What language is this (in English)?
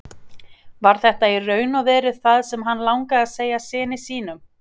Icelandic